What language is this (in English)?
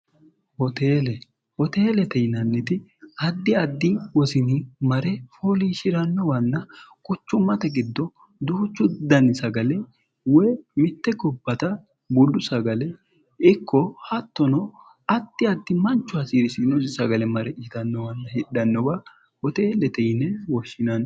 Sidamo